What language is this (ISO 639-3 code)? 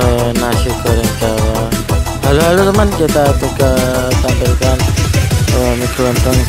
ind